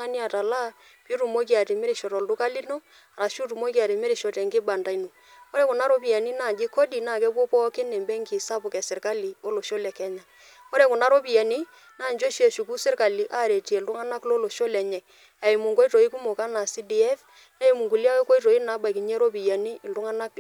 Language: Masai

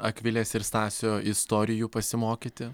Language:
Lithuanian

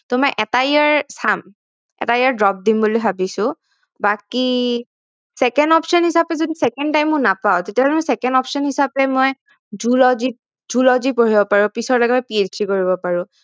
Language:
Assamese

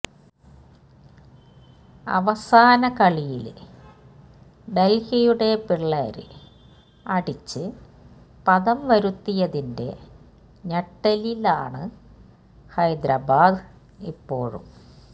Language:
Malayalam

